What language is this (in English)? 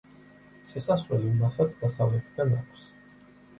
Georgian